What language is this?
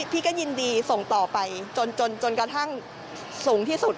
Thai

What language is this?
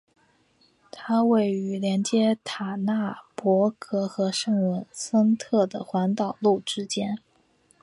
Chinese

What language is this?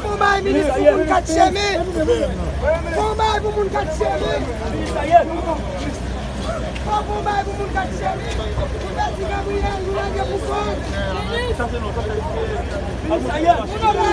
French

